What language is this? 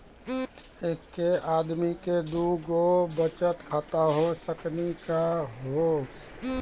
Maithili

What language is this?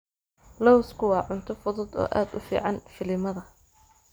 Somali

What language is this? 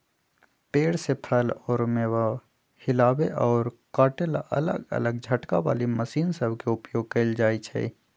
Magahi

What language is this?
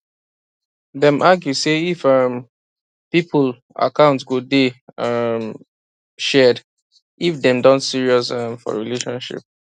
Nigerian Pidgin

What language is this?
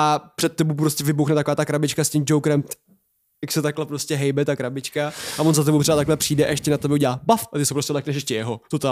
Czech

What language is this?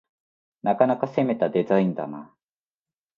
Japanese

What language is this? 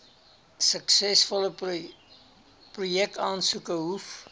Afrikaans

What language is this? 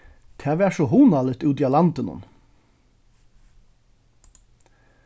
Faroese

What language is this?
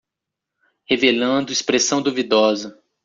Portuguese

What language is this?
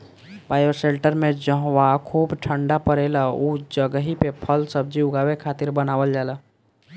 Bhojpuri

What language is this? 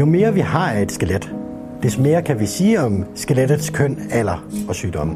Danish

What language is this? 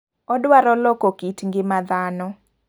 Luo (Kenya and Tanzania)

